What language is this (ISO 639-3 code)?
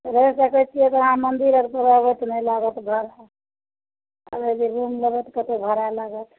mai